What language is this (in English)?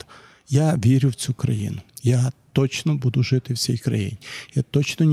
Ukrainian